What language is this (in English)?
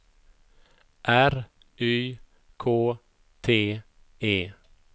Swedish